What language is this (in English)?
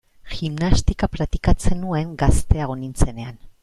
Basque